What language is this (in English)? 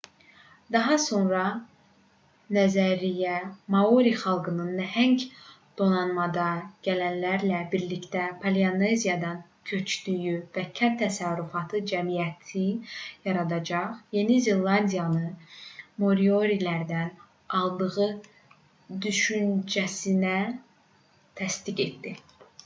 Azerbaijani